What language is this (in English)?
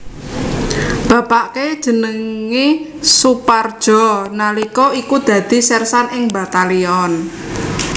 Javanese